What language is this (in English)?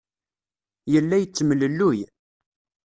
Kabyle